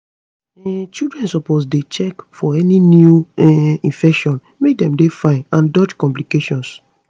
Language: Nigerian Pidgin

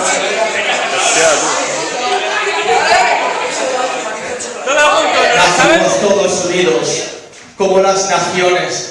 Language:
Spanish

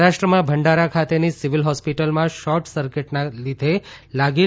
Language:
Gujarati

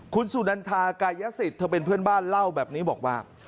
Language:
Thai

